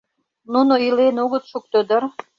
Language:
Mari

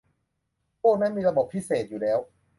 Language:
Thai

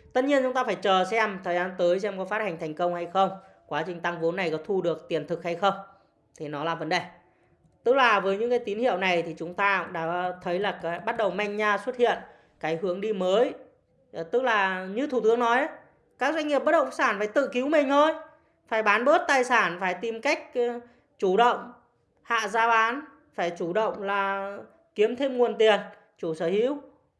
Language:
Vietnamese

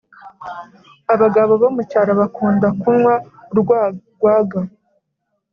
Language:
Kinyarwanda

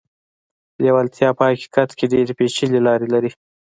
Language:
Pashto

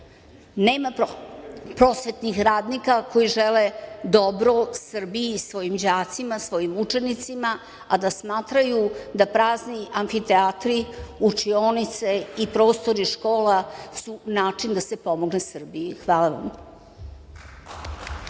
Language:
Serbian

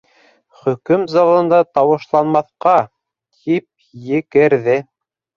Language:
Bashkir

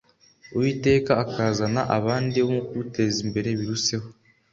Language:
Kinyarwanda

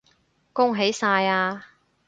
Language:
Cantonese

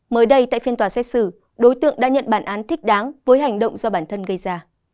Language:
Vietnamese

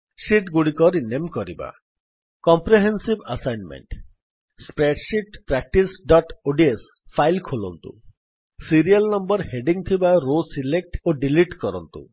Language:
Odia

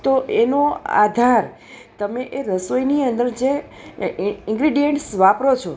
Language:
Gujarati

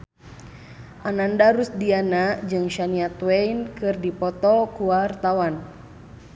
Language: Sundanese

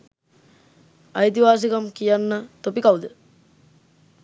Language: Sinhala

